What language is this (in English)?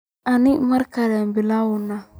Somali